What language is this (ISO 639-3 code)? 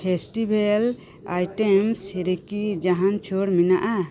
sat